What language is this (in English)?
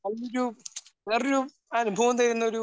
Malayalam